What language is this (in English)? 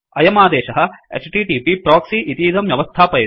Sanskrit